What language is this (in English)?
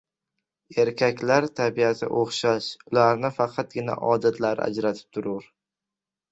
Uzbek